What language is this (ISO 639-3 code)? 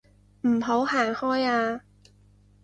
yue